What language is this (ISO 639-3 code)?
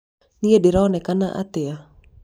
kik